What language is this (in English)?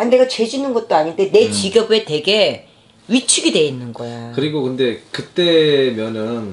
Korean